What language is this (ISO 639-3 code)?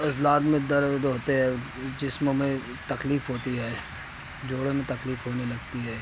urd